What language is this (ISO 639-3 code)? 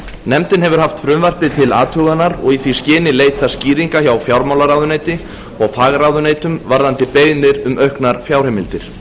isl